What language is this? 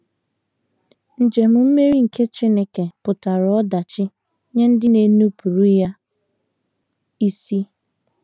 Igbo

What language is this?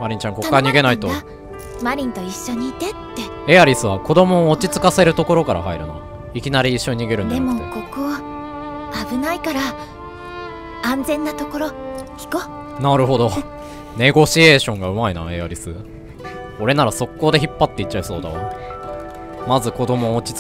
Japanese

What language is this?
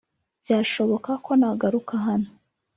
Kinyarwanda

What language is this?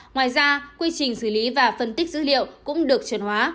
Vietnamese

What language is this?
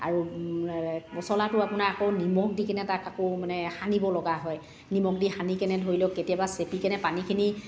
Assamese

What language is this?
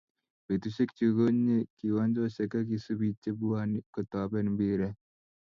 Kalenjin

